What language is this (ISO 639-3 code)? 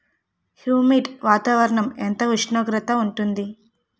tel